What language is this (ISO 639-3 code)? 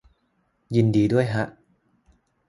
tha